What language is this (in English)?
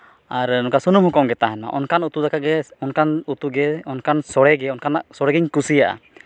Santali